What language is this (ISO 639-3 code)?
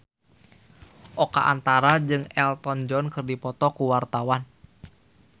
sun